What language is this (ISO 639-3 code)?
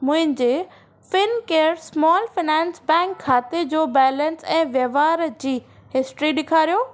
snd